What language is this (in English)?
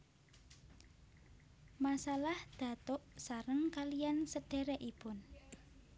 Javanese